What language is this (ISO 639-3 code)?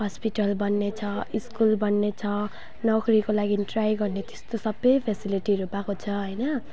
nep